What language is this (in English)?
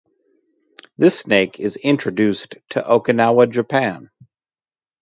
English